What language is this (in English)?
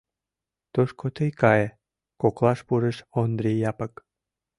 Mari